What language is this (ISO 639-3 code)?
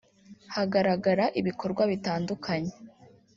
kin